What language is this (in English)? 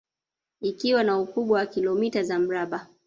Swahili